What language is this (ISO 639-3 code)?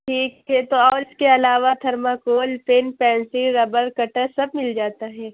urd